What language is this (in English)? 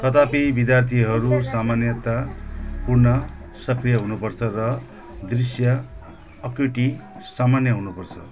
Nepali